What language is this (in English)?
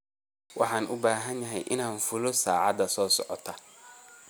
Somali